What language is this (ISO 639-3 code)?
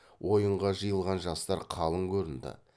kaz